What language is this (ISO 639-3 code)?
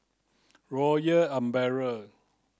eng